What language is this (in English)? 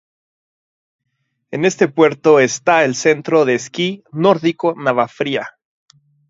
Spanish